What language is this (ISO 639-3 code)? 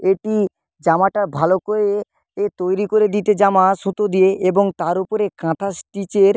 ben